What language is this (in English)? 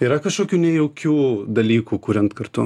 Lithuanian